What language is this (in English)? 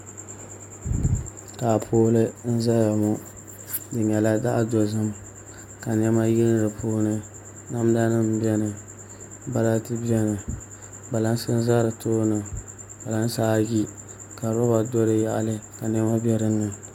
Dagbani